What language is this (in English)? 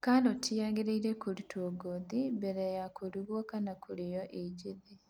Kikuyu